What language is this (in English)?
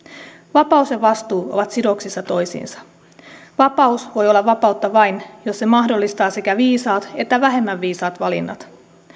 Finnish